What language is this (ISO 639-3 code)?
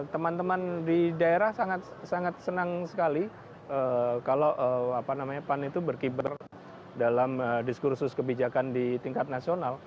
ind